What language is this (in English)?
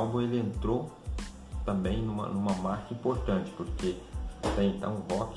Portuguese